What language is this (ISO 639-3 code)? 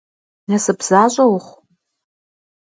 kbd